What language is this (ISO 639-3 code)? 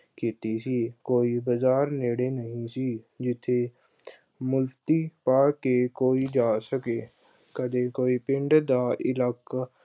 pan